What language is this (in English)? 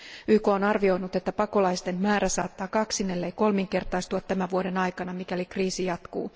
Finnish